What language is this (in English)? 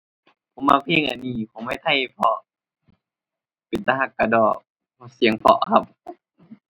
Thai